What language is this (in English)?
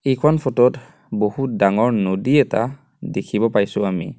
Assamese